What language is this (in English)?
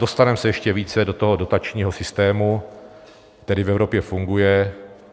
Czech